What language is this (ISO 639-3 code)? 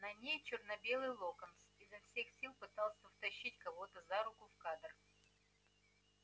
rus